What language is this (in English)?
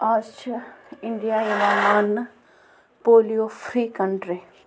Kashmiri